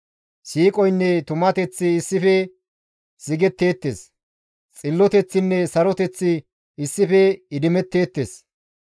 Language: Gamo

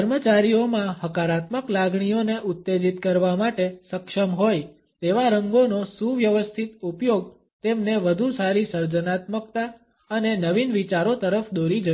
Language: Gujarati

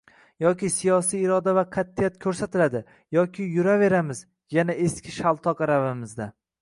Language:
Uzbek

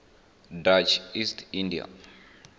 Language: Venda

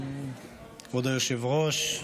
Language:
Hebrew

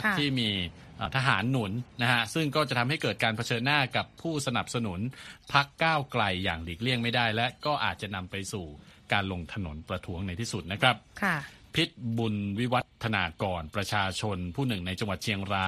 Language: Thai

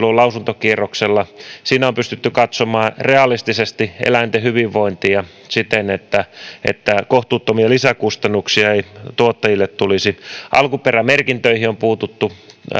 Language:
Finnish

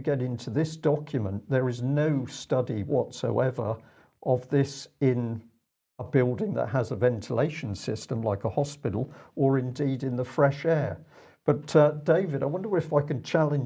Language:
English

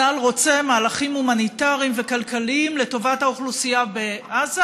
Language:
Hebrew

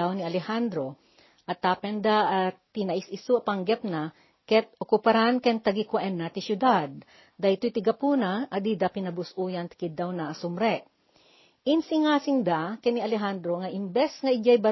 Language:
Filipino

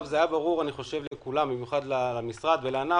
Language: Hebrew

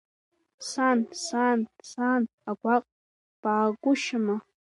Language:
Abkhazian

